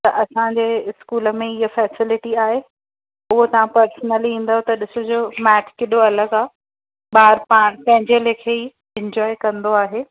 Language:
Sindhi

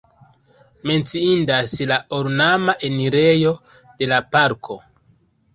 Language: Esperanto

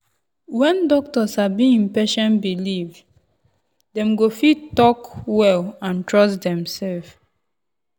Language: Nigerian Pidgin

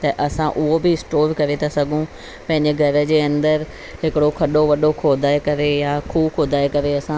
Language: Sindhi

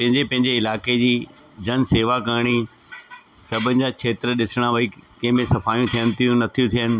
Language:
Sindhi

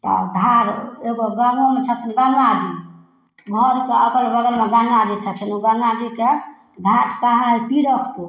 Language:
Maithili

